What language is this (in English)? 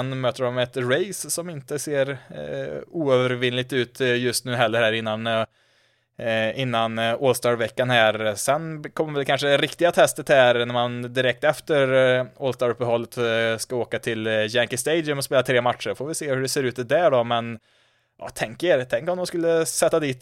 Swedish